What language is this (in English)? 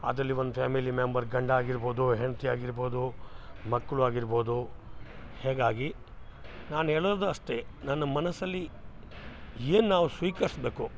Kannada